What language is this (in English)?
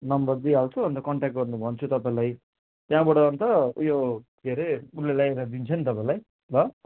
Nepali